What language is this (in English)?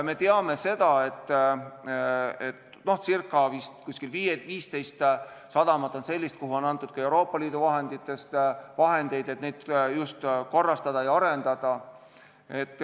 Estonian